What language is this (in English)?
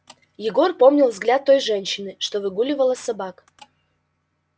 Russian